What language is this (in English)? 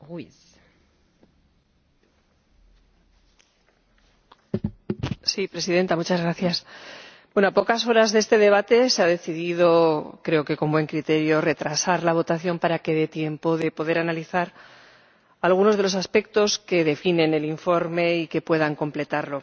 Spanish